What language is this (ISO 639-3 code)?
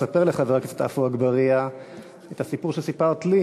heb